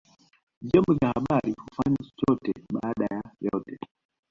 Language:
Swahili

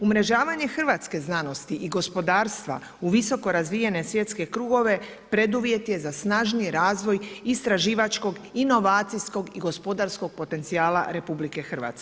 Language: Croatian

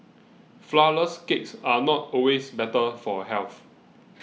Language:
English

